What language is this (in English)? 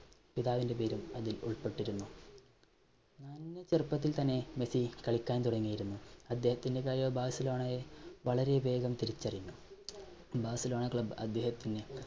Malayalam